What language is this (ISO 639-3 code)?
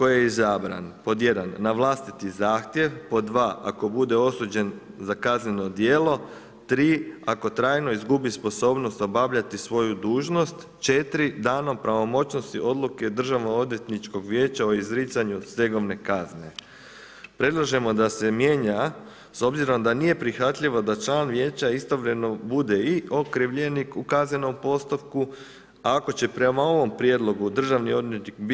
hrv